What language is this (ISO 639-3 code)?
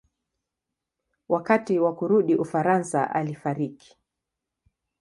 swa